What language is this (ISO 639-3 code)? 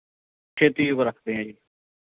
pan